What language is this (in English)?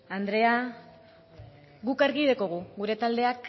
Basque